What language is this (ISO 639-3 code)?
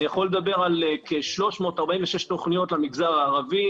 heb